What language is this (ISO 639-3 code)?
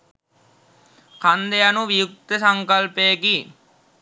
sin